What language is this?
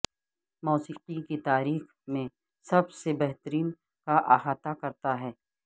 Urdu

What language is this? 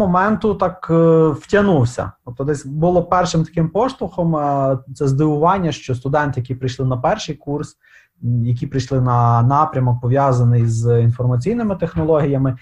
Ukrainian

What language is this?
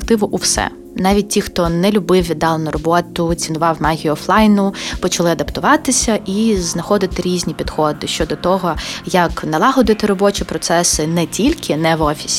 Ukrainian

